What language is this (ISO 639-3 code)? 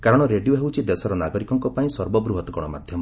ori